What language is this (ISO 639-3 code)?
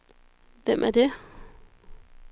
dan